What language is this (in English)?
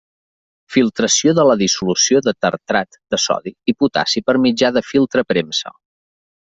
Catalan